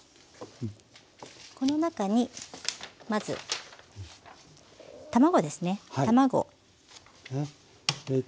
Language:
Japanese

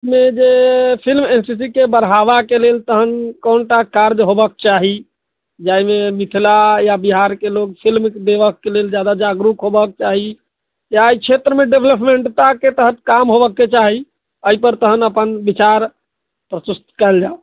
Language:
Maithili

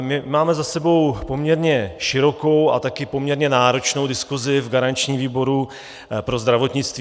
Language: Czech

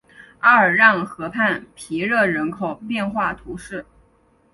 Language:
Chinese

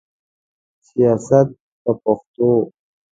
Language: Pashto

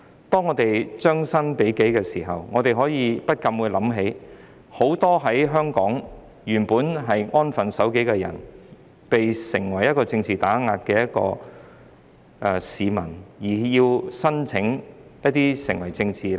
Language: Cantonese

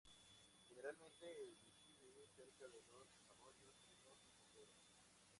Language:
Spanish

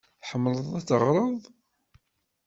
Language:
Kabyle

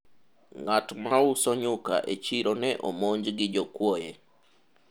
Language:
Luo (Kenya and Tanzania)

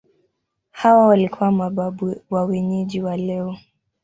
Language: Swahili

